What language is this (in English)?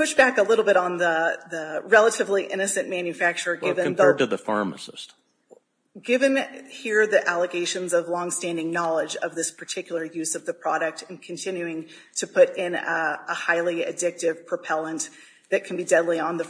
English